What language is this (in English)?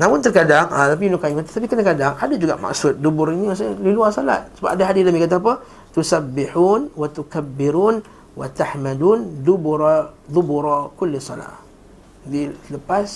Malay